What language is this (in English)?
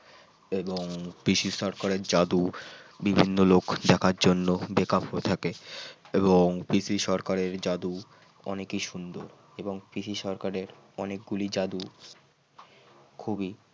Bangla